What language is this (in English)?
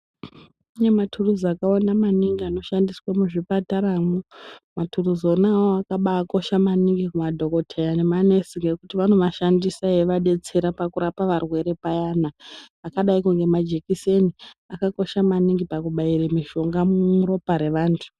Ndau